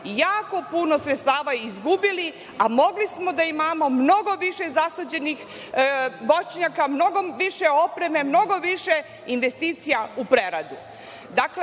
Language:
Serbian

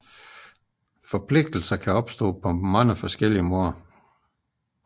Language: Danish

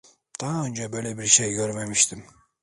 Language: Turkish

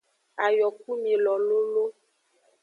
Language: Aja (Benin)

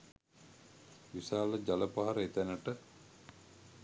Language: Sinhala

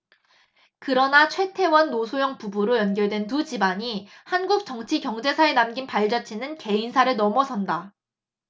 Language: Korean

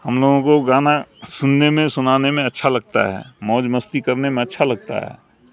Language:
Urdu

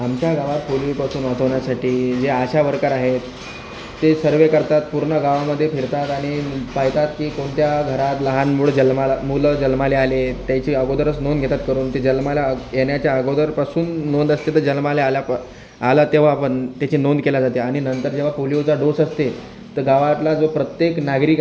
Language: Marathi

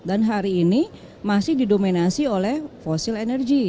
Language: Indonesian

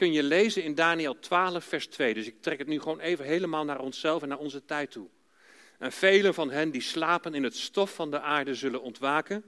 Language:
Dutch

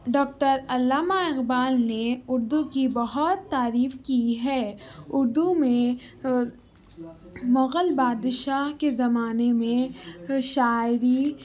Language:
Urdu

